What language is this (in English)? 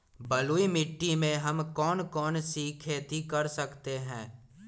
Magahi